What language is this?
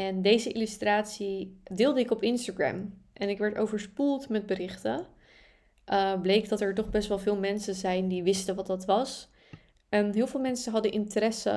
Dutch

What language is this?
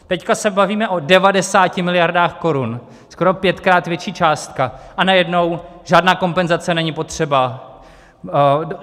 Czech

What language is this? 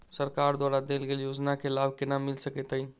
Maithili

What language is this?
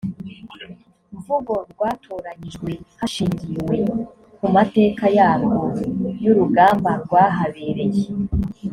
Kinyarwanda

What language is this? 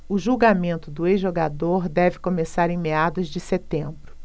Portuguese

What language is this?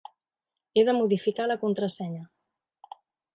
Catalan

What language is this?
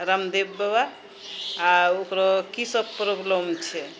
Maithili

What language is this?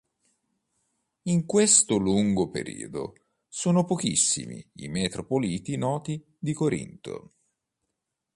Italian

